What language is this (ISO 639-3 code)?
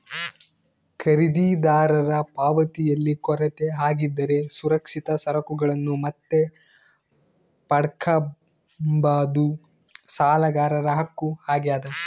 kan